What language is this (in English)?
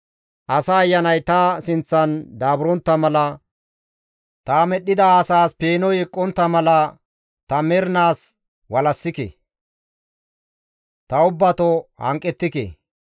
Gamo